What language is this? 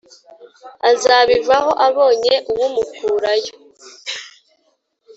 Kinyarwanda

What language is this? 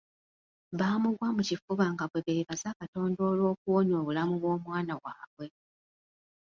Ganda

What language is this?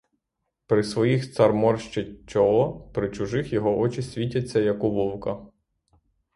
Ukrainian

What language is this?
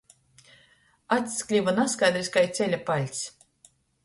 Latgalian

